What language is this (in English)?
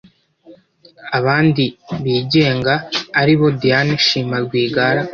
Kinyarwanda